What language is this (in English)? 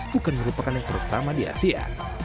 Indonesian